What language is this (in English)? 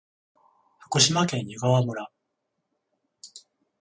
Japanese